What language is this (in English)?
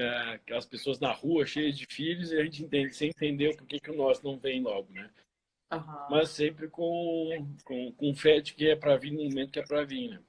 Portuguese